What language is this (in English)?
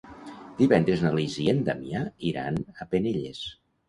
Catalan